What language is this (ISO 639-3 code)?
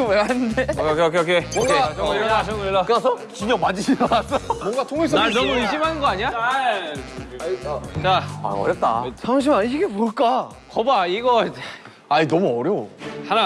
kor